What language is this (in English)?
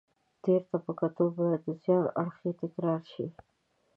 Pashto